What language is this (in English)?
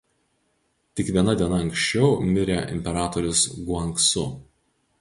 Lithuanian